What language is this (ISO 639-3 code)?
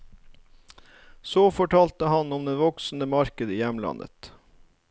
nor